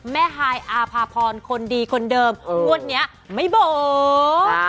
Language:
Thai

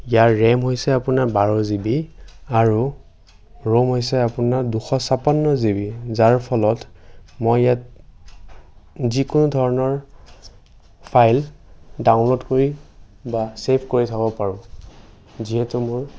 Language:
Assamese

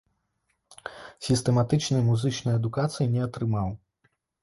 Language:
Belarusian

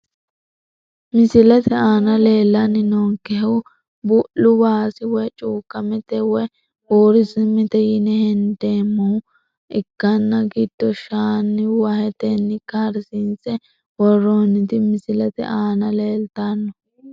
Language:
Sidamo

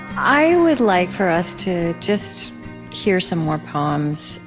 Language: English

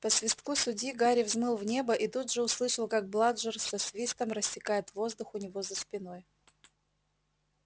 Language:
Russian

